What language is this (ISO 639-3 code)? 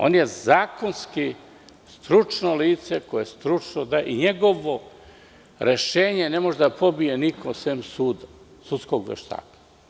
srp